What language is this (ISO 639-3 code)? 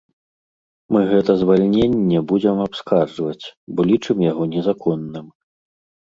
bel